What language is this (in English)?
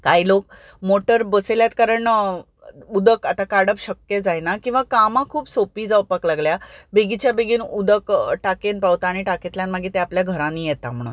Konkani